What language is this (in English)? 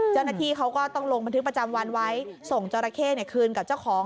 Thai